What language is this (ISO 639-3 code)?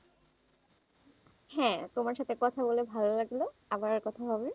ben